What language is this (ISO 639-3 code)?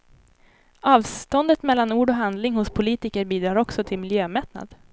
swe